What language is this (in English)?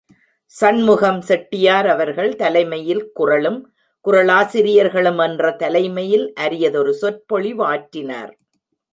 Tamil